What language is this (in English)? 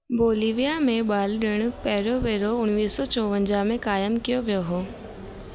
Sindhi